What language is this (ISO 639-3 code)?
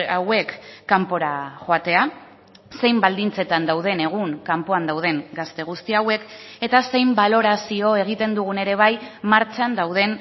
eus